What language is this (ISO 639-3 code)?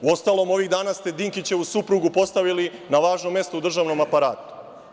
srp